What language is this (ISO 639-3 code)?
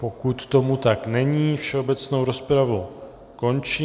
ces